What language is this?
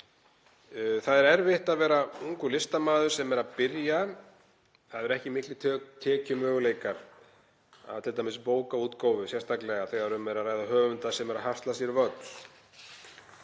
Icelandic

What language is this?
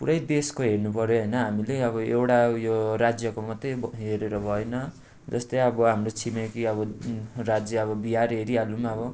Nepali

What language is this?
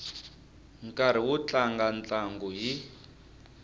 Tsonga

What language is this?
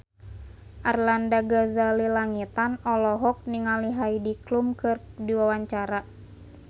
Sundanese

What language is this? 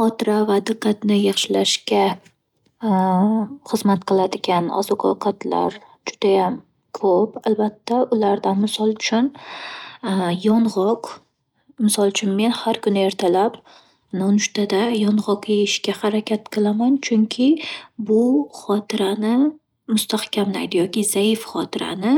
Uzbek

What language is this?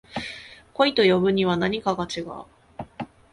Japanese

